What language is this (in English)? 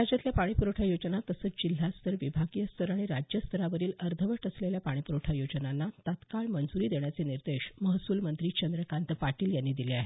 Marathi